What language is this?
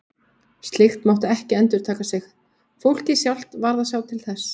Icelandic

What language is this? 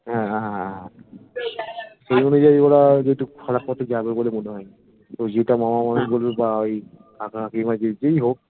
Bangla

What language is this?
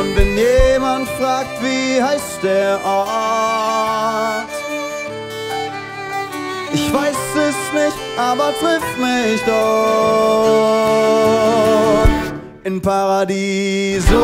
German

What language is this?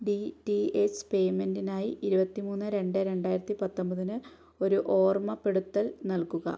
Malayalam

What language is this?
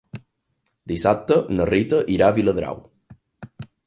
Catalan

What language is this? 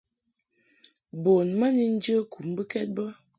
Mungaka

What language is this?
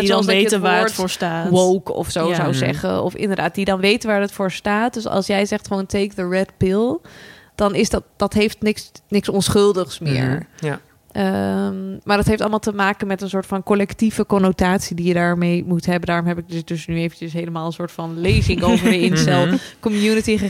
Dutch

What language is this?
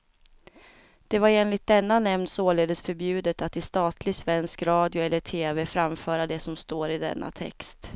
Swedish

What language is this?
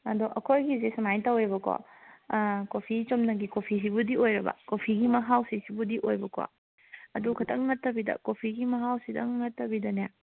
Manipuri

